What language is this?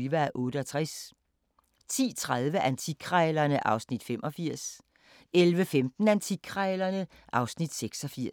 Danish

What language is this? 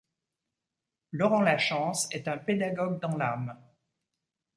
French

